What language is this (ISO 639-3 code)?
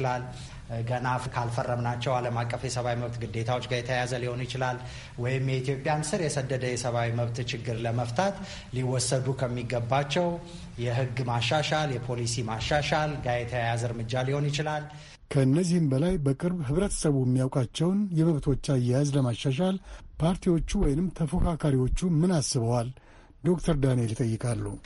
amh